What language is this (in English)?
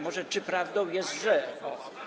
Polish